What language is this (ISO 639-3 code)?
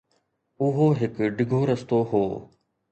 snd